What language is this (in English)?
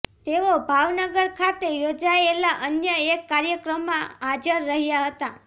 Gujarati